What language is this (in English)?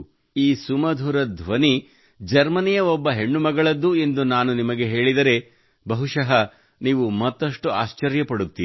Kannada